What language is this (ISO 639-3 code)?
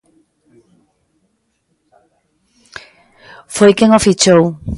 glg